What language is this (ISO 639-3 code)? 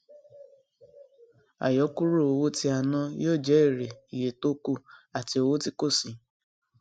yor